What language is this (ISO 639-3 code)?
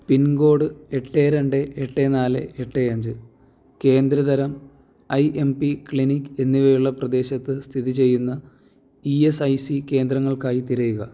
mal